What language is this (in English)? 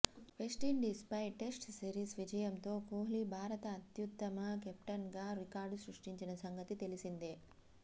Telugu